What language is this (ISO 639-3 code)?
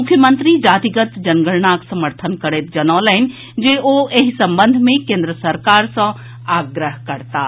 mai